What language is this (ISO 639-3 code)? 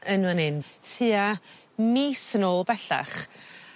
cym